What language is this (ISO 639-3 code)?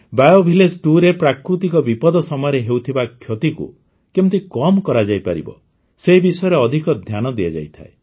ori